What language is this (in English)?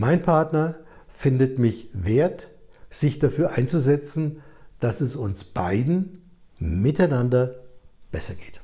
German